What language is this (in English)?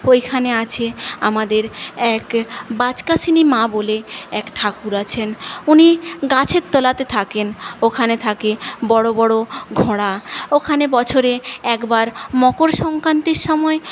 Bangla